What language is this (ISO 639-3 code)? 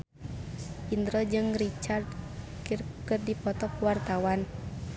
sun